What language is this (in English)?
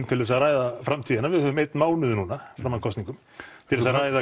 Icelandic